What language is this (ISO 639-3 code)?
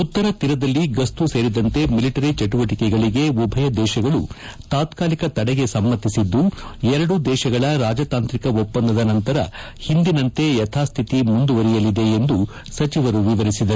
kan